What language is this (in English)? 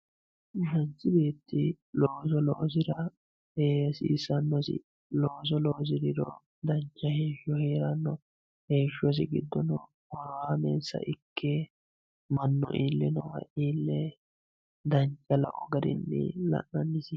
Sidamo